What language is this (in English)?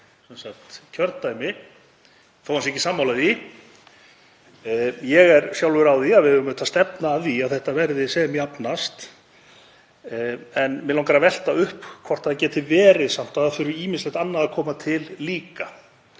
Icelandic